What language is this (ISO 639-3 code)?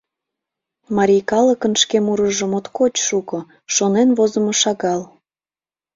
chm